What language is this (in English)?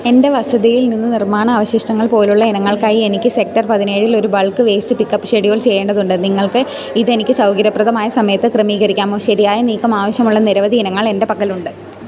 Malayalam